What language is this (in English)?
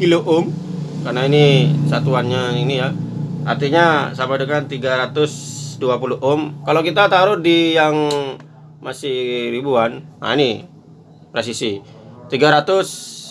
Indonesian